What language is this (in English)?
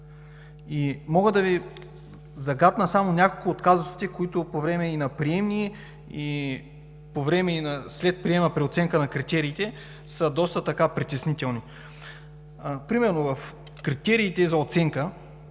Bulgarian